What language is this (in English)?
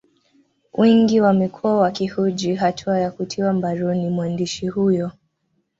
Swahili